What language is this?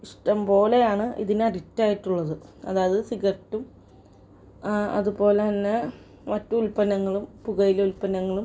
Malayalam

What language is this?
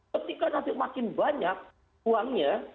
Indonesian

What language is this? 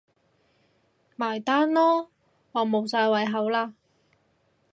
Cantonese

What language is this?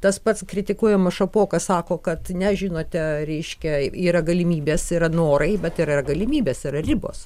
Lithuanian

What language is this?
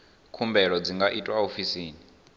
Venda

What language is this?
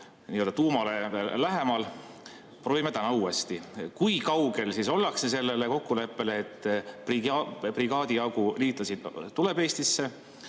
Estonian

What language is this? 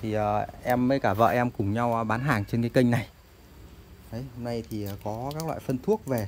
Vietnamese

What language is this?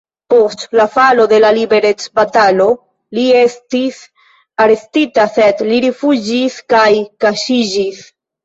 Esperanto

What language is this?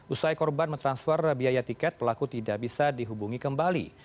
Indonesian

